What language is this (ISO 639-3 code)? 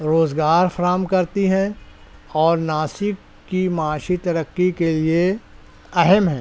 urd